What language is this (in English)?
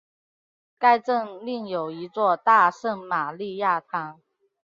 Chinese